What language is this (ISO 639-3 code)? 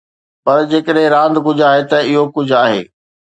snd